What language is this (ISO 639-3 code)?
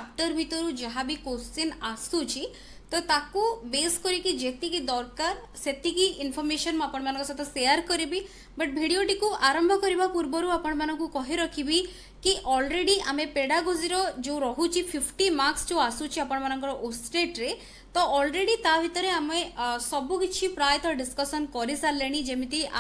hin